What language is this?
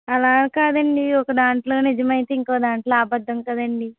Telugu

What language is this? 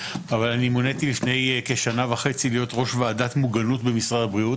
Hebrew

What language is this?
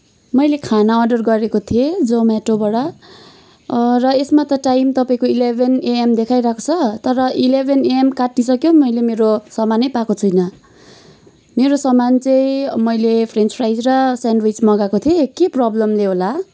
Nepali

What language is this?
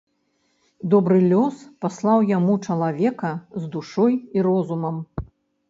Belarusian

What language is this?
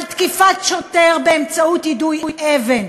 Hebrew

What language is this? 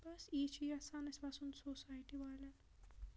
Kashmiri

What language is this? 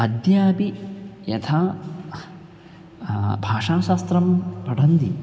Sanskrit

